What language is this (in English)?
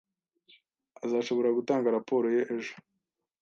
Kinyarwanda